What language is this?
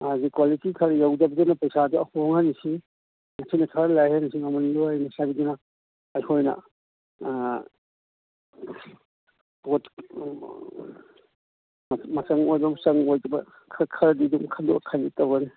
Manipuri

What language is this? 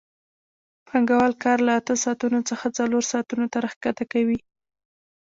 Pashto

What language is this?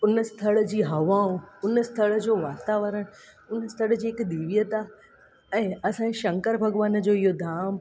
Sindhi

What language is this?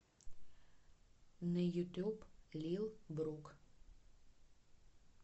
Russian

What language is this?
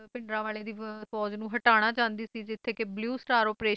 Punjabi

